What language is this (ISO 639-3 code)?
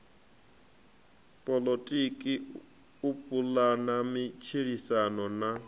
ven